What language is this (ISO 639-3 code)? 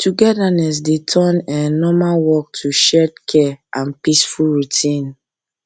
pcm